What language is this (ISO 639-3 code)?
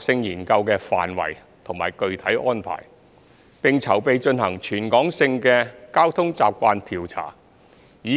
yue